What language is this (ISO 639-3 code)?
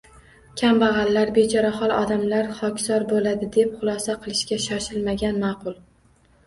uzb